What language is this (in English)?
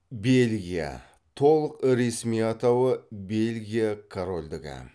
Kazakh